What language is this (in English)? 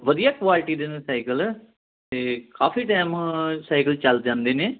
Punjabi